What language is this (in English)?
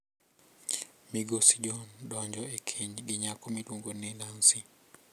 Luo (Kenya and Tanzania)